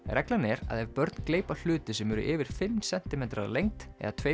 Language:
Icelandic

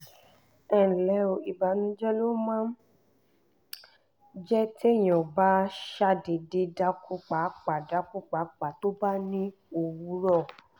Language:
Yoruba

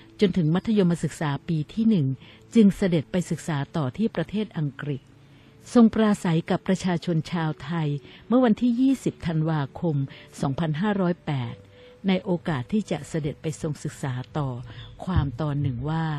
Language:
Thai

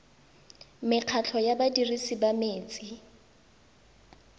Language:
Tswana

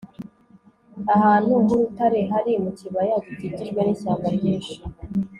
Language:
Kinyarwanda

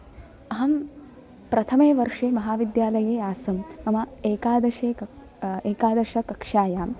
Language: Sanskrit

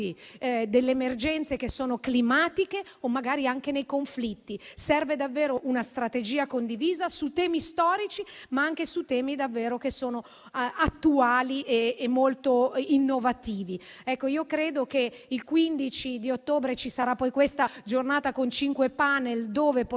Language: Italian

